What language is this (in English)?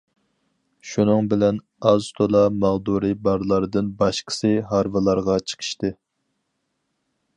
Uyghur